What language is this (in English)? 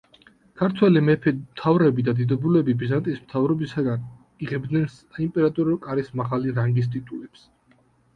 Georgian